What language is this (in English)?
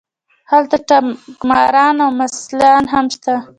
Pashto